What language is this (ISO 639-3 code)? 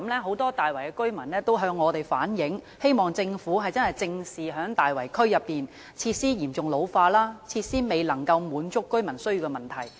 yue